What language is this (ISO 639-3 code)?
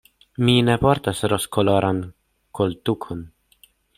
epo